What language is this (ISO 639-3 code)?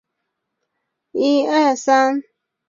zho